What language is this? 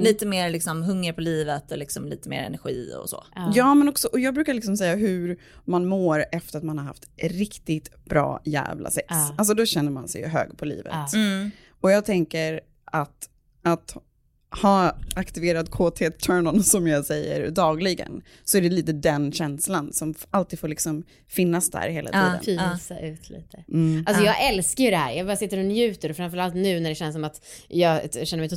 Swedish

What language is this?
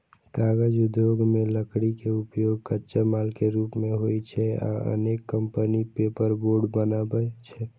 Maithili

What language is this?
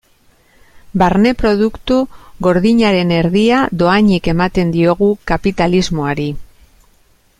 Basque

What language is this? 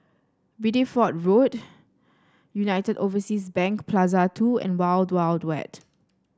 English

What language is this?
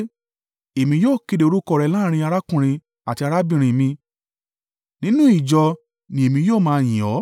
Yoruba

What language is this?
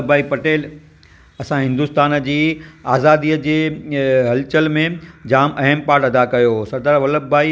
Sindhi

